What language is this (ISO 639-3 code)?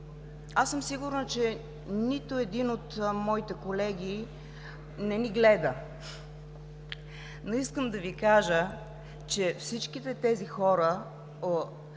bul